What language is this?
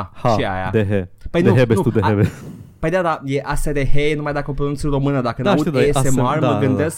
Romanian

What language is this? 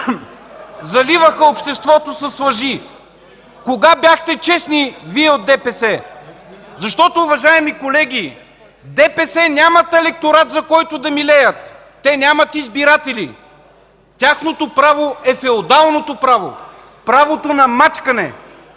Bulgarian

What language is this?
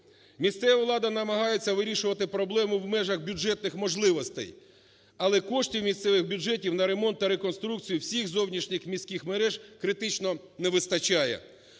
Ukrainian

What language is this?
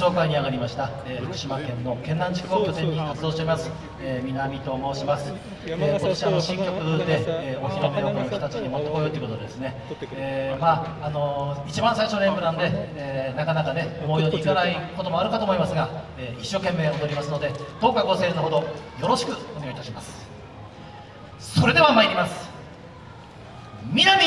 Japanese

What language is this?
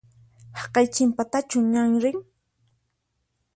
Puno Quechua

